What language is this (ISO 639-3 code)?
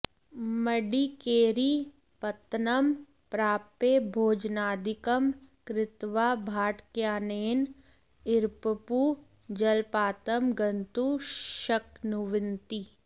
san